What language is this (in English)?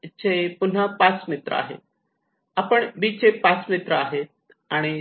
Marathi